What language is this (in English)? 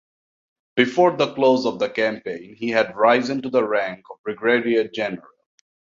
English